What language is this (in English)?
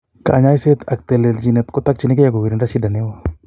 Kalenjin